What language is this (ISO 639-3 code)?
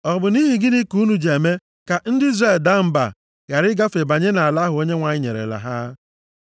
ibo